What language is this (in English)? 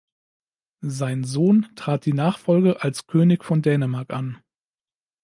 German